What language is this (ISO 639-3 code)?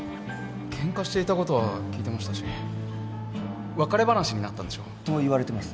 jpn